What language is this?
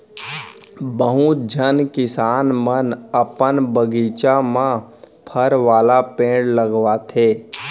Chhattisgarhi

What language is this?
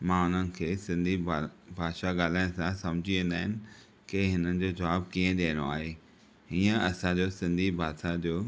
Sindhi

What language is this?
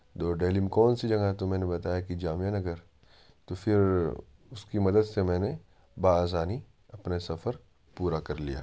Urdu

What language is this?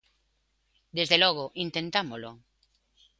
Galician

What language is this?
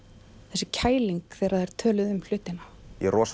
Icelandic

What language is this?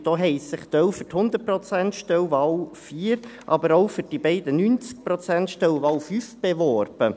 Swiss German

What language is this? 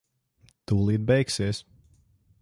Latvian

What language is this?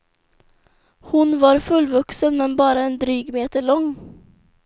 Swedish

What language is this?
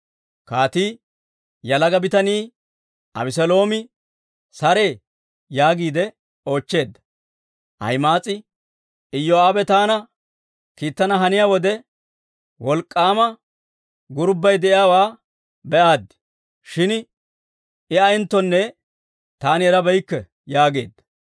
Dawro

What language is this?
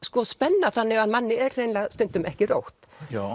Icelandic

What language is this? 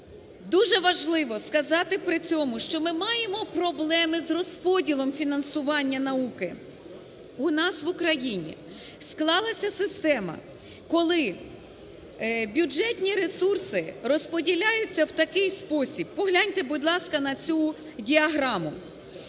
Ukrainian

